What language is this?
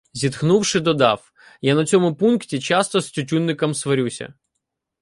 Ukrainian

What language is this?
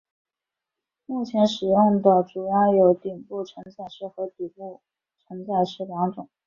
Chinese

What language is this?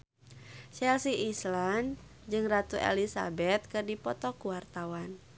Sundanese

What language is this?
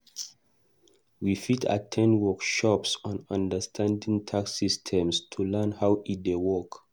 Nigerian Pidgin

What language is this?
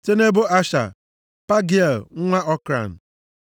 Igbo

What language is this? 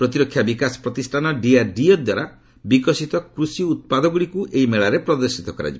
Odia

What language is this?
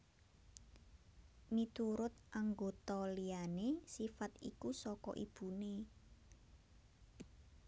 Javanese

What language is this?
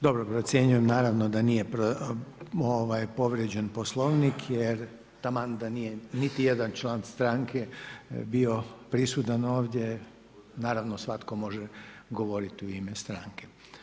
Croatian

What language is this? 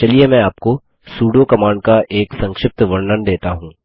Hindi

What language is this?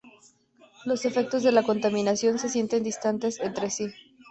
Spanish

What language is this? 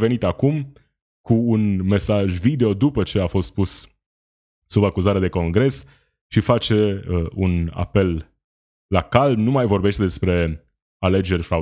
Romanian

